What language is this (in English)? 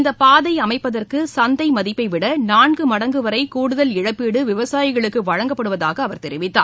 Tamil